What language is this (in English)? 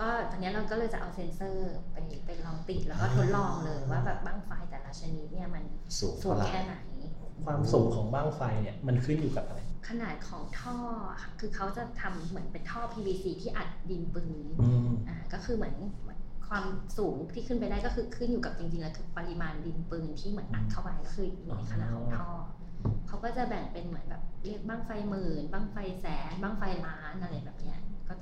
Thai